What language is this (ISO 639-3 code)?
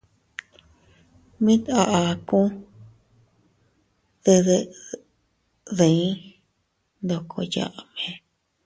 cut